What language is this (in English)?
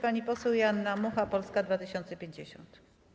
Polish